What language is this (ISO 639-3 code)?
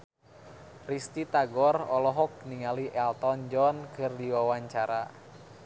sun